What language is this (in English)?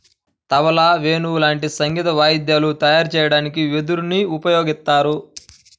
Telugu